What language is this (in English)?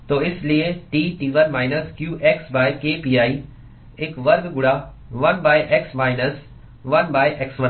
Hindi